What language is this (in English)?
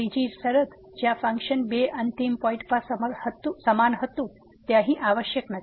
Gujarati